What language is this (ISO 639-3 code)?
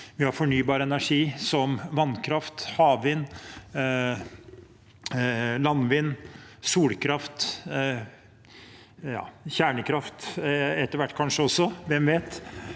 nor